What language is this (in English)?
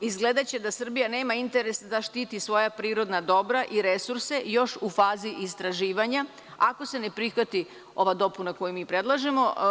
Serbian